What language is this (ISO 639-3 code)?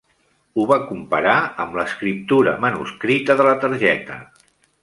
cat